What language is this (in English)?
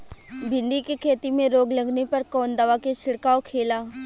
Bhojpuri